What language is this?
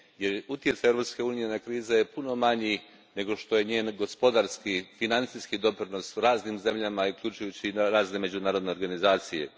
Croatian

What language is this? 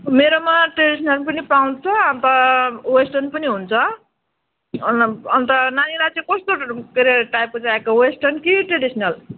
Nepali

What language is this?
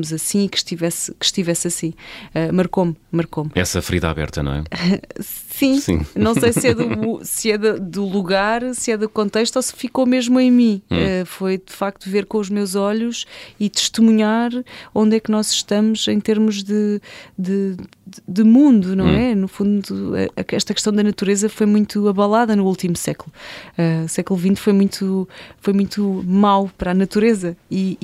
Portuguese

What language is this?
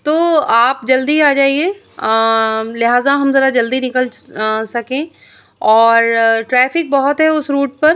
Urdu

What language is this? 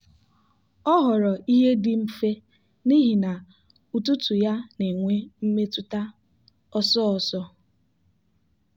Igbo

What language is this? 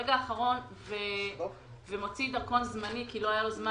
Hebrew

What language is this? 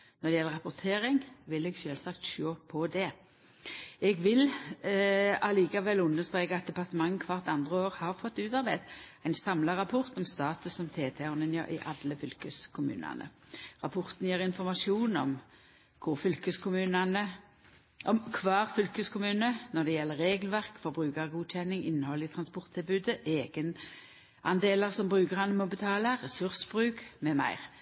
Norwegian Nynorsk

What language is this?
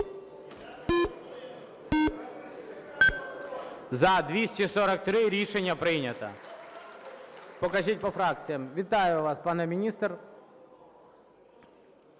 Ukrainian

